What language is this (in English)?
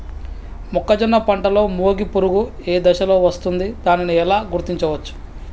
Telugu